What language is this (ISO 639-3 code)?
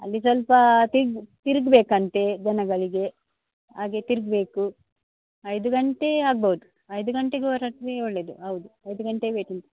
kan